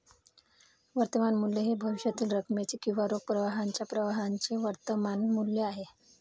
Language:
Marathi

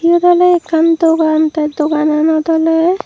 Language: Chakma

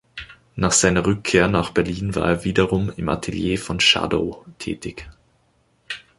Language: German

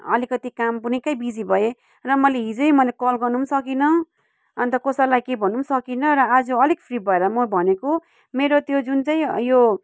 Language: Nepali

